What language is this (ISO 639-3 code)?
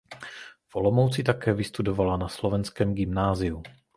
ces